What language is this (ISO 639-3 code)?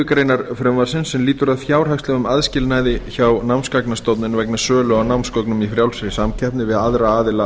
isl